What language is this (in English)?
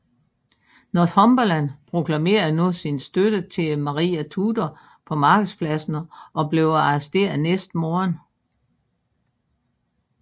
Danish